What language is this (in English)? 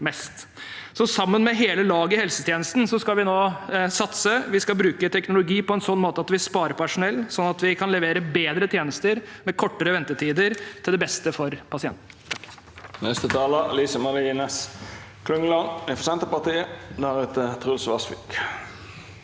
Norwegian